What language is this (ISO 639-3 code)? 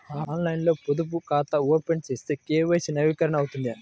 tel